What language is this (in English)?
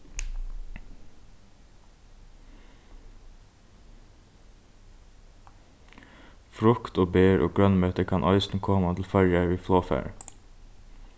Faroese